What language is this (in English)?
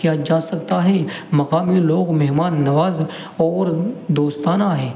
Urdu